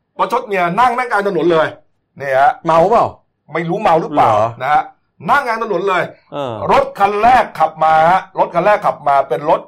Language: Thai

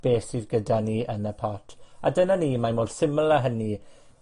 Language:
Welsh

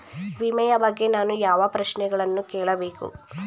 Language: Kannada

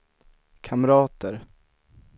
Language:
Swedish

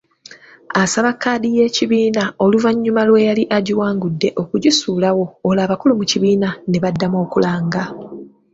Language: Ganda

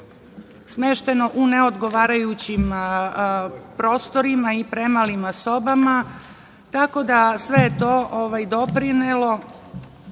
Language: Serbian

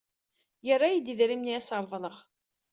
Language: Kabyle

